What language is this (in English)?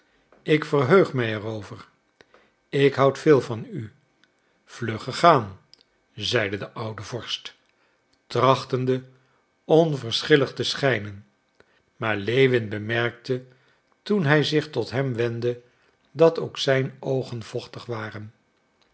Dutch